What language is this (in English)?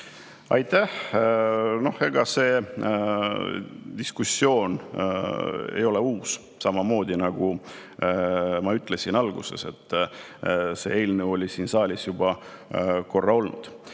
Estonian